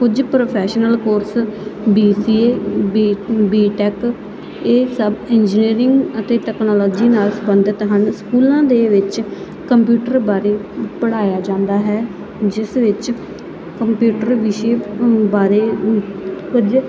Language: Punjabi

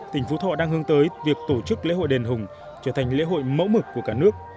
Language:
Vietnamese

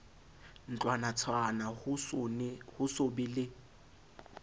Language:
Southern Sotho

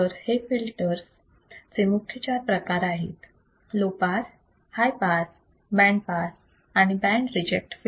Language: Marathi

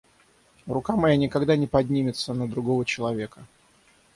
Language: Russian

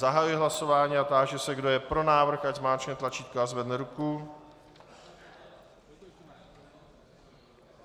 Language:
Czech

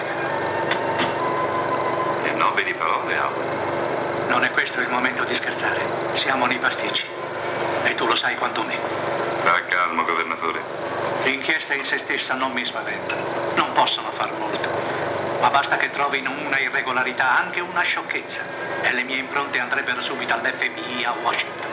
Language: Italian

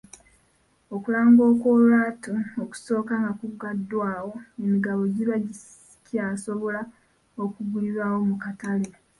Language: Ganda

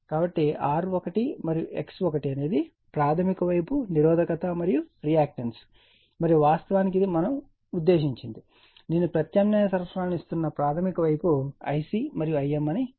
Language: Telugu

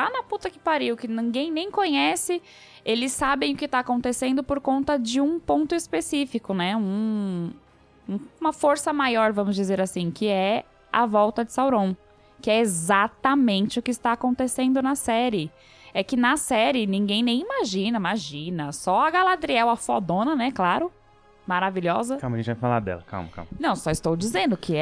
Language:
Portuguese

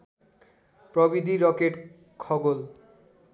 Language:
Nepali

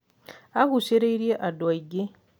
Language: Kikuyu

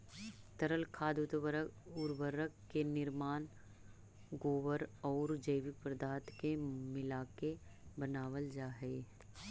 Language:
Magahi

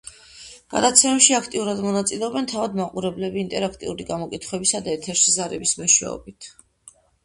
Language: Georgian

